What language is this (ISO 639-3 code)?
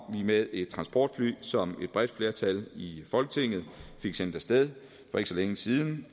dan